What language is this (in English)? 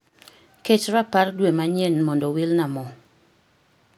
Luo (Kenya and Tanzania)